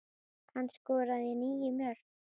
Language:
Icelandic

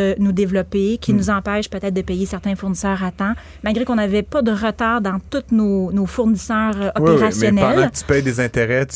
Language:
French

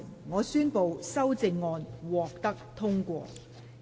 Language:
Cantonese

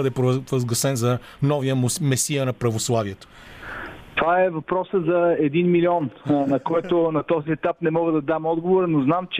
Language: Bulgarian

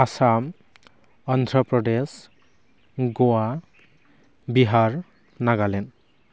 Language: Bodo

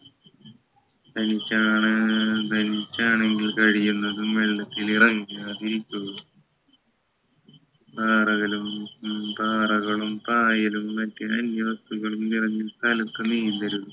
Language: Malayalam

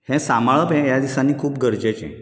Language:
Konkani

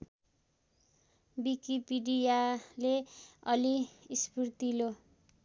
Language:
Nepali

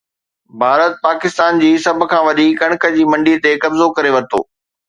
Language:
Sindhi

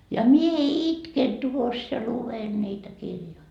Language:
Finnish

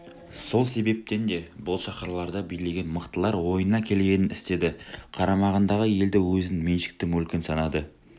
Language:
Kazakh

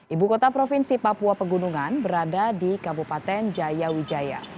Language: Indonesian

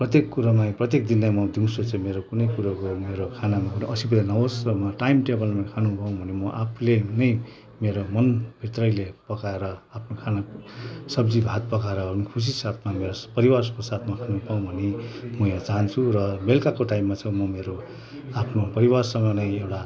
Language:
Nepali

